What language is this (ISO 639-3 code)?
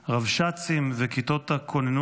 heb